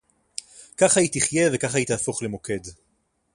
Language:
Hebrew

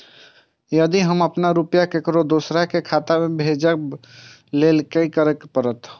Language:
Maithili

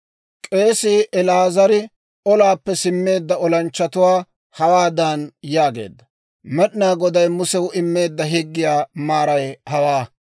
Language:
Dawro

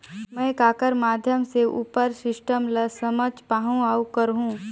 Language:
Chhattisgarhi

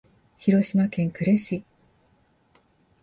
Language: Japanese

